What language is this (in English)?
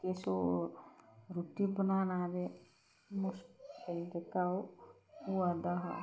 Dogri